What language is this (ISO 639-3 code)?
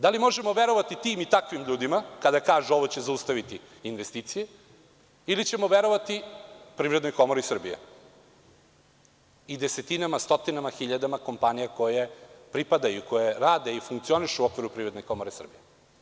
srp